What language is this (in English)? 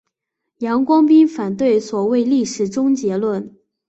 Chinese